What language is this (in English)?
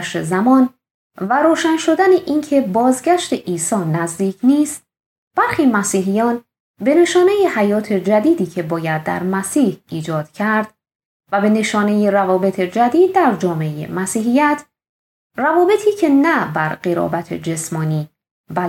Persian